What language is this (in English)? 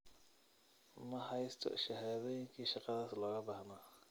Somali